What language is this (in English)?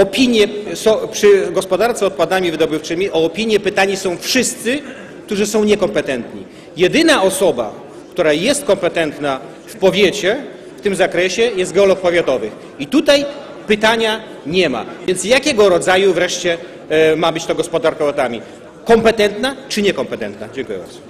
Polish